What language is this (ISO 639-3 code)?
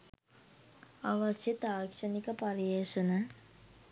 sin